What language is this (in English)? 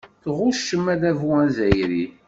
Kabyle